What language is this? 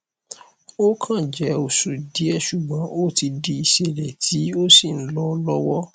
Yoruba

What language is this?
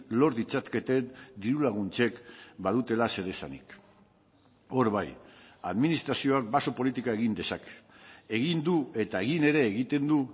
Basque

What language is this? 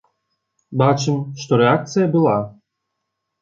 Belarusian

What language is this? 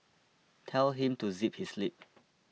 English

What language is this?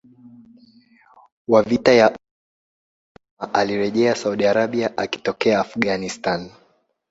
Swahili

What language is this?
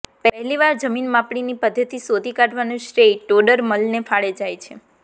Gujarati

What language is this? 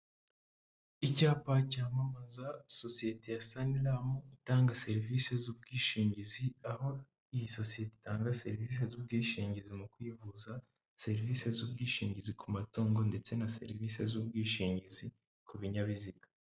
Kinyarwanda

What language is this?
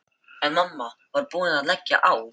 Icelandic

